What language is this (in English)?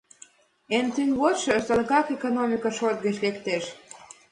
Mari